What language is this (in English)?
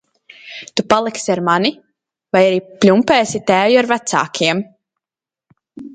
Latvian